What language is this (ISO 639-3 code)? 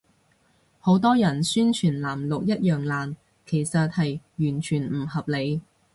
yue